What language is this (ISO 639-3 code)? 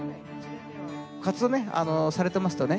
jpn